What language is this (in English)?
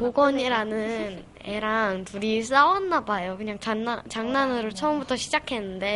Korean